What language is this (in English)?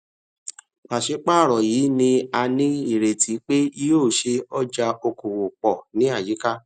Yoruba